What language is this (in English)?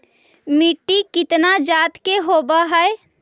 Magahi